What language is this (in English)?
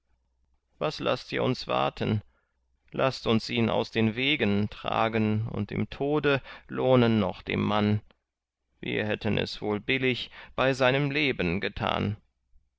German